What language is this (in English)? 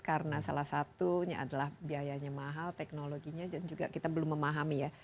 Indonesian